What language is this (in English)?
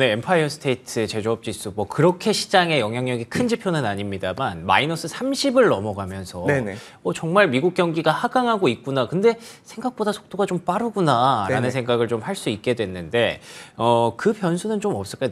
Korean